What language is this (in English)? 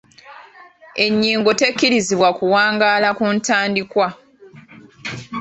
Ganda